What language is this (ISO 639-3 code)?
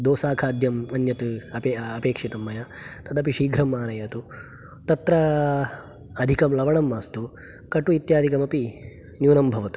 san